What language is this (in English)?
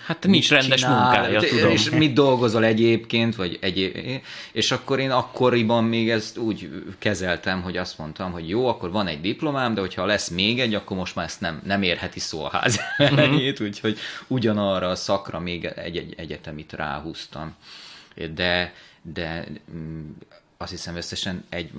Hungarian